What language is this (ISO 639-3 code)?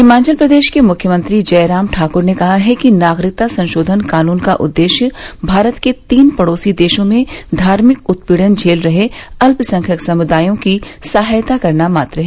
hin